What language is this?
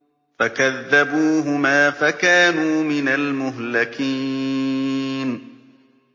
Arabic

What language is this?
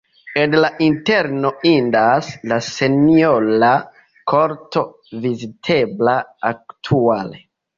Esperanto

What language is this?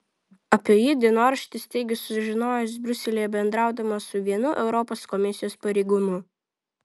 Lithuanian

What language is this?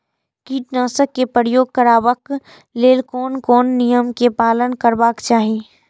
Maithili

